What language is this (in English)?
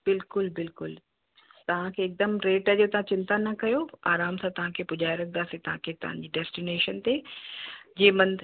Sindhi